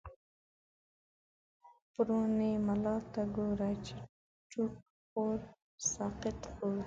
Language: Pashto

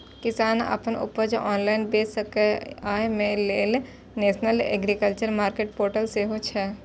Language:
Maithili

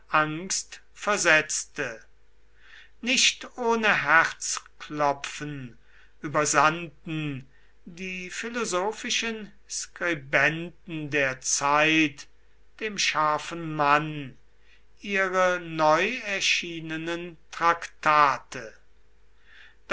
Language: German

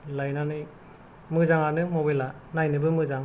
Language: Bodo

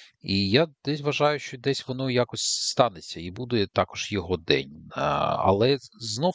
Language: Ukrainian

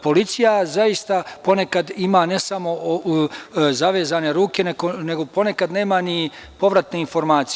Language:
Serbian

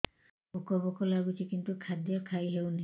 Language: Odia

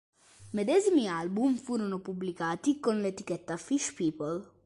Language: Italian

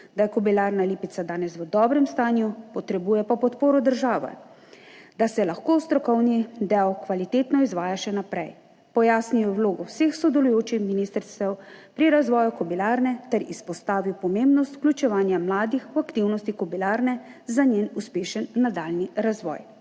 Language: Slovenian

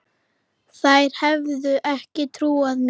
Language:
Icelandic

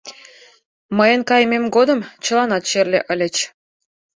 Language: Mari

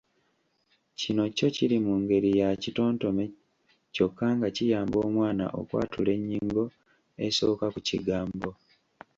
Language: Ganda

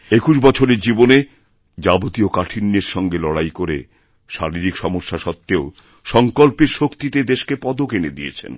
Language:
Bangla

